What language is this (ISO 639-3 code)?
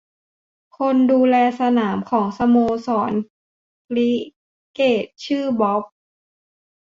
tha